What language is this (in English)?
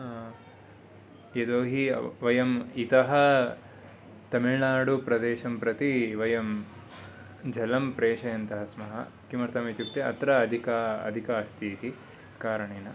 Sanskrit